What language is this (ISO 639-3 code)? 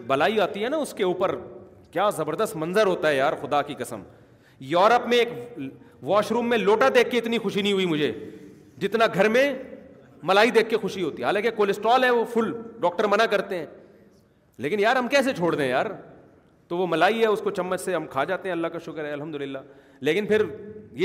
urd